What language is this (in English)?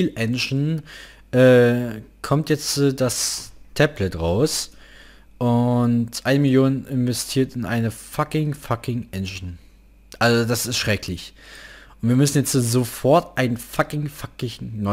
German